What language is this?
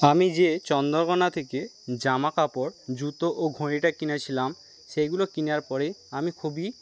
Bangla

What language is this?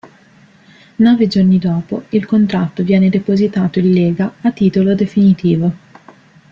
Italian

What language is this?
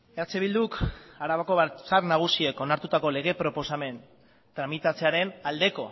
Basque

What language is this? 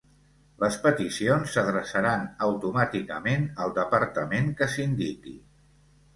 Catalan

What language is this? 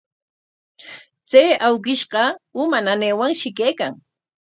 Corongo Ancash Quechua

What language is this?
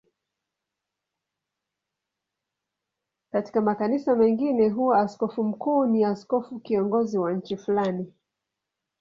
Swahili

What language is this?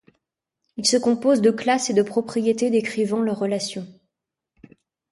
French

